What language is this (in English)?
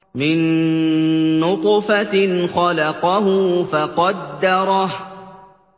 Arabic